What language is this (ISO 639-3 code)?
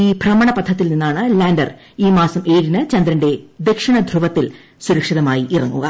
mal